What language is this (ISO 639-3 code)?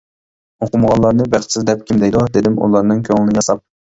uig